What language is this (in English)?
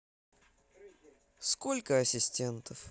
Russian